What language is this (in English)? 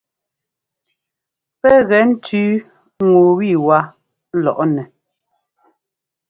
Ngomba